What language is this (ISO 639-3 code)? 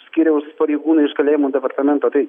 lit